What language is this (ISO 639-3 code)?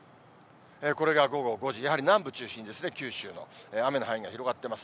jpn